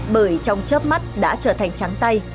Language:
Vietnamese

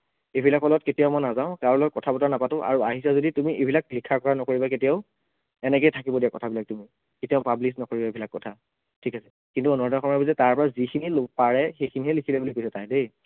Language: Assamese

